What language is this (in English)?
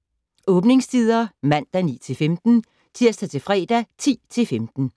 Danish